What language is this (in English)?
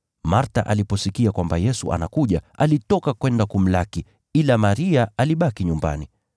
Swahili